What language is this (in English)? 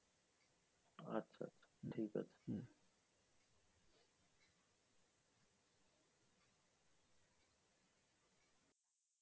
Bangla